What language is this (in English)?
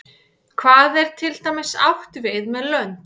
Icelandic